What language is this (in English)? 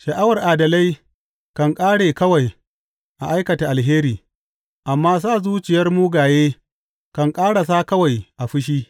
Hausa